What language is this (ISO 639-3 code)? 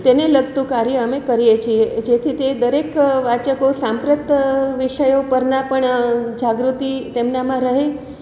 guj